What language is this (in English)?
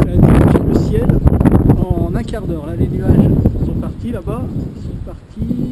French